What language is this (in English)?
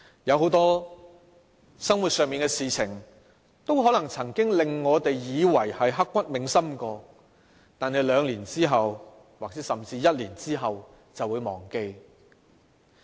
Cantonese